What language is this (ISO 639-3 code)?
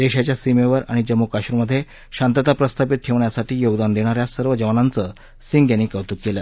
mar